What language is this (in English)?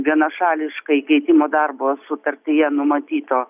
Lithuanian